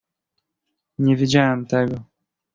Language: Polish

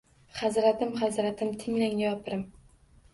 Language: Uzbek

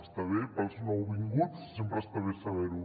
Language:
Catalan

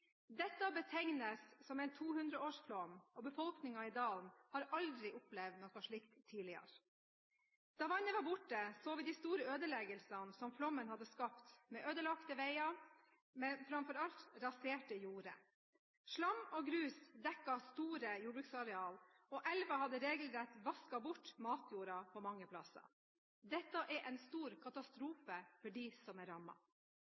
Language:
Norwegian Bokmål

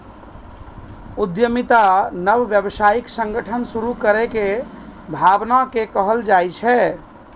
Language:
Maithili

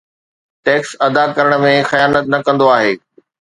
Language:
Sindhi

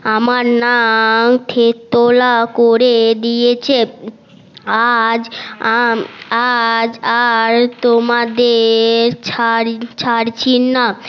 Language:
Bangla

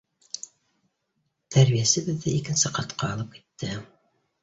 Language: Bashkir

